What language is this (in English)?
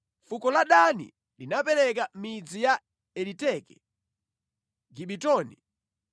Nyanja